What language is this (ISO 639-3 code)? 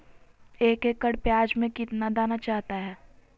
mag